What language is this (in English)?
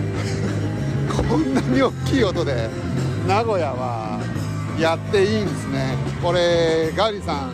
Japanese